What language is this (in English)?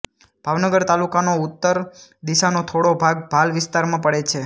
Gujarati